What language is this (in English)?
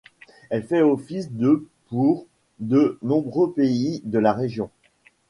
French